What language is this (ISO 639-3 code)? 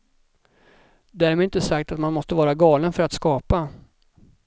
swe